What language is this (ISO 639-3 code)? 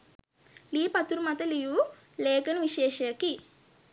sin